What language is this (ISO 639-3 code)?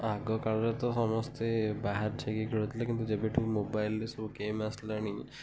ori